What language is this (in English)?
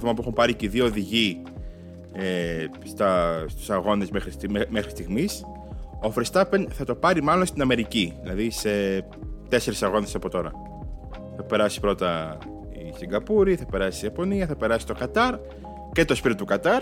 Greek